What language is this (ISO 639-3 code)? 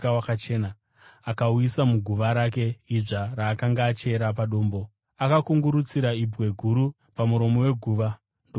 sna